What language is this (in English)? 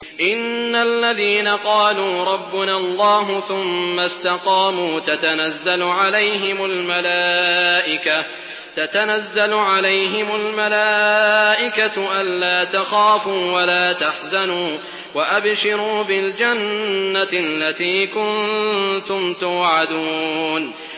Arabic